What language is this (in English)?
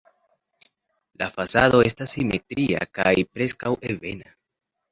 Esperanto